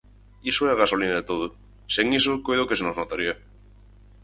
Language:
Galician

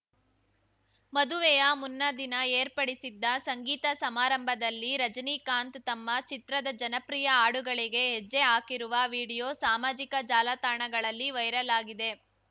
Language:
Kannada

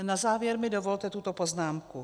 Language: Czech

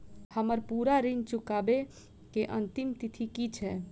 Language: Maithili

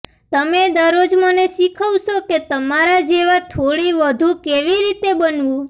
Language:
Gujarati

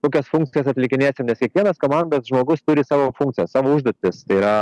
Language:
Lithuanian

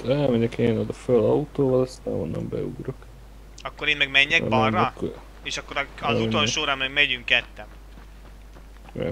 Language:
Hungarian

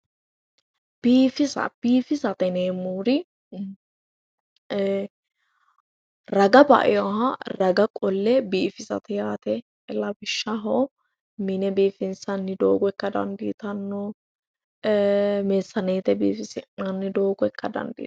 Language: Sidamo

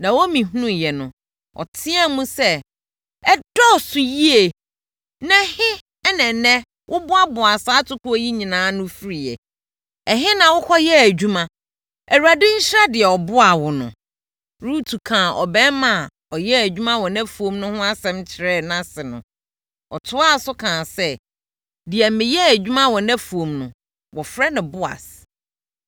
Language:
Akan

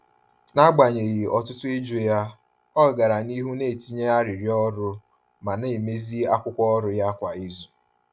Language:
Igbo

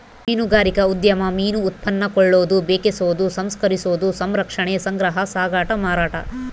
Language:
Kannada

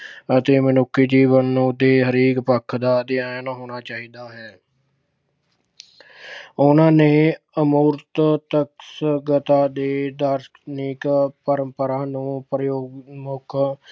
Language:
Punjabi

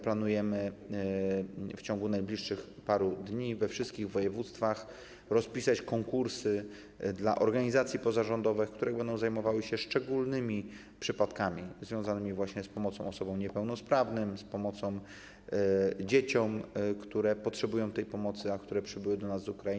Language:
Polish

